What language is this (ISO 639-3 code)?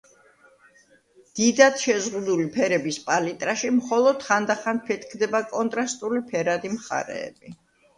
kat